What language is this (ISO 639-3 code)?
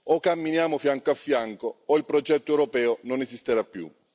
ita